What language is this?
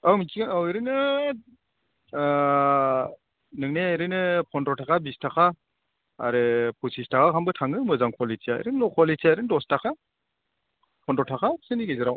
Bodo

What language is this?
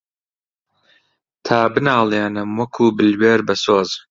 Central Kurdish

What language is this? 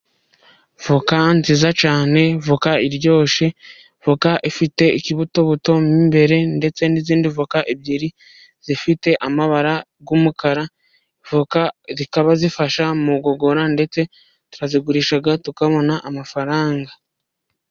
Kinyarwanda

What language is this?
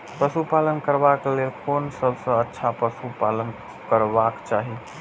Maithili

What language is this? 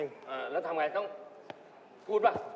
Thai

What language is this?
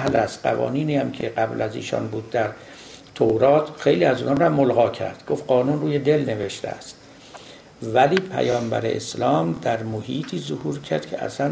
Persian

